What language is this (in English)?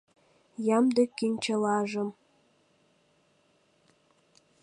Mari